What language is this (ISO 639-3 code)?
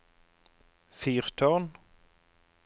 nor